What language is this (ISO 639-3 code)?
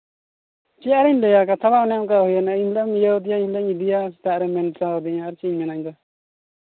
sat